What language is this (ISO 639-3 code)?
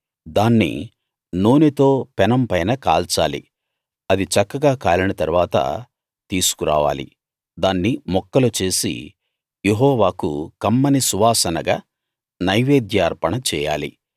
tel